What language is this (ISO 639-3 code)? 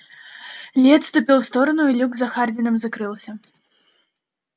rus